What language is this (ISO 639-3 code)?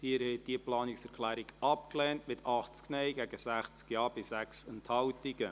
gsw